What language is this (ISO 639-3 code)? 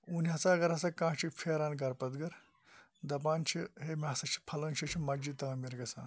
kas